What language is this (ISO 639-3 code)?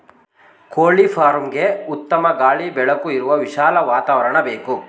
kan